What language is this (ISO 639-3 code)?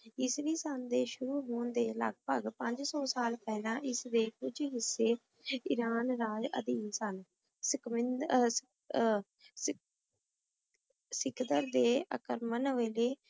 pan